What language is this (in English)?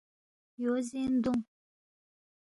Balti